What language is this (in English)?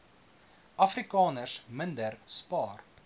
Afrikaans